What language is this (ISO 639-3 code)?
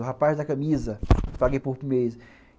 por